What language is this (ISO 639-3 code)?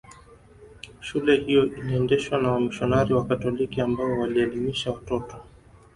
swa